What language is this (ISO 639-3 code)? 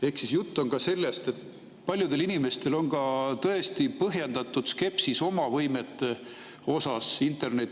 est